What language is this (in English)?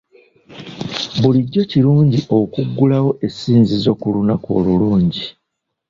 Ganda